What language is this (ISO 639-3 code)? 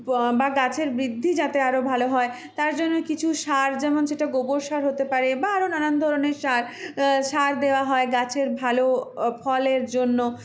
ben